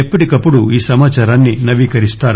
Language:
Telugu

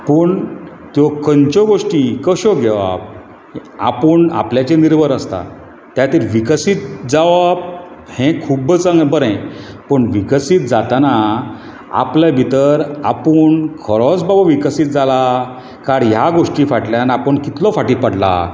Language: Konkani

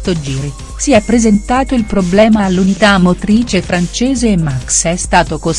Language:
Italian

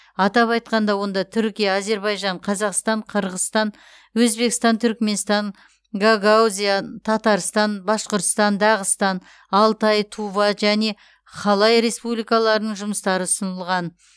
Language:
Kazakh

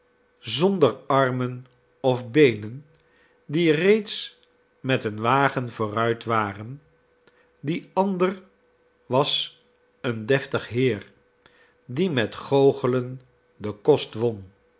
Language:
Dutch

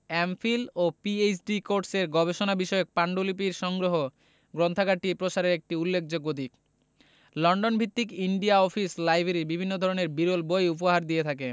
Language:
Bangla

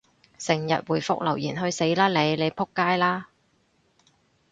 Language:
Cantonese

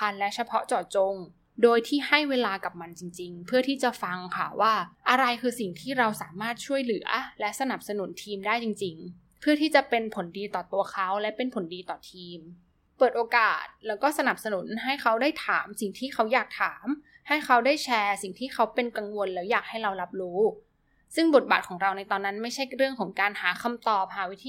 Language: Thai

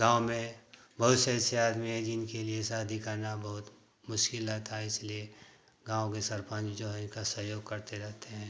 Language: Hindi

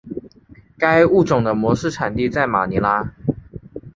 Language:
Chinese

